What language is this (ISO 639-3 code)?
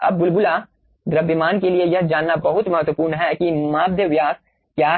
hin